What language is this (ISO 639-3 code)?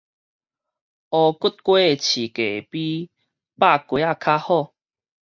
nan